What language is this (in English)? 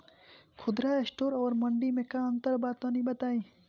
Bhojpuri